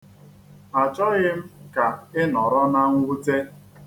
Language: Igbo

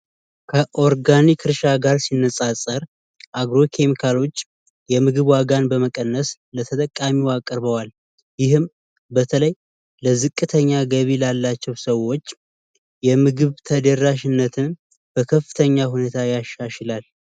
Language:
Amharic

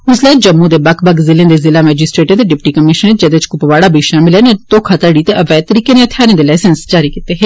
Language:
Dogri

